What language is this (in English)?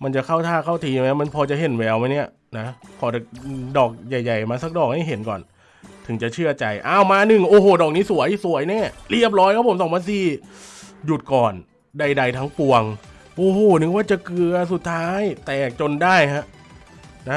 Thai